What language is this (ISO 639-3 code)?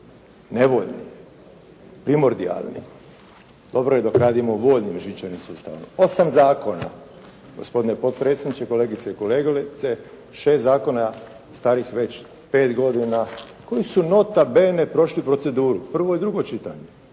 hrv